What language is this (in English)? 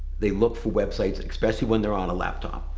English